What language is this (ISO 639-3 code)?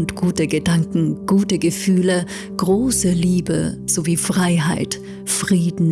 deu